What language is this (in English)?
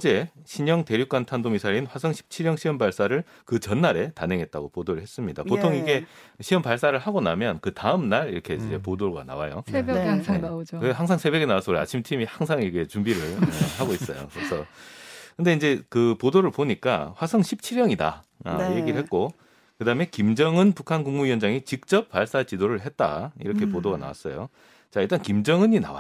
Korean